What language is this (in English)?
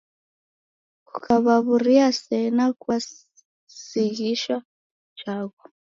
Taita